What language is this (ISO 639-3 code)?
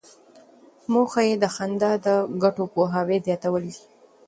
pus